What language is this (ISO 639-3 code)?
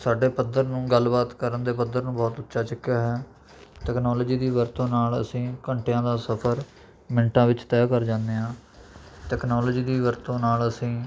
pan